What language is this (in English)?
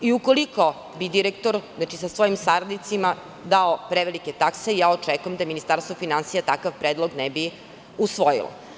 Serbian